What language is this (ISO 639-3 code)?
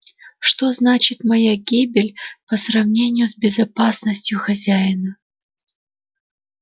rus